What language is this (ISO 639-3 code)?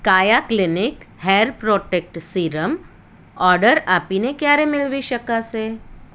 guj